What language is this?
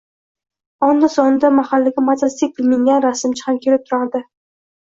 Uzbek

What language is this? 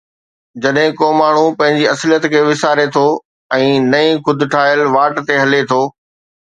Sindhi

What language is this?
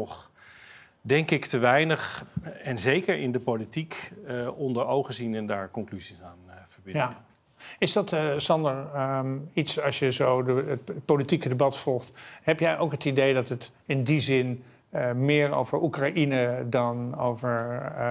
Dutch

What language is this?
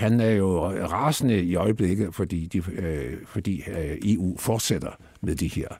Danish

